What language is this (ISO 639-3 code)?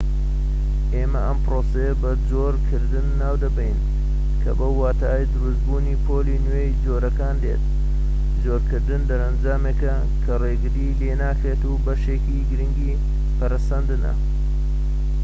ckb